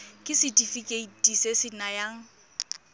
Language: Tswana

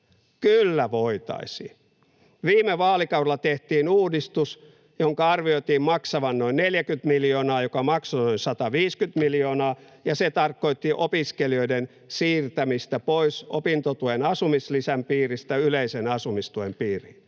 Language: Finnish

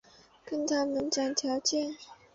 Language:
Chinese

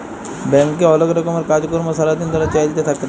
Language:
Bangla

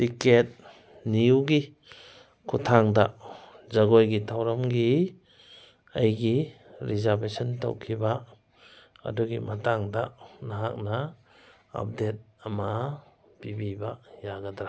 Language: Manipuri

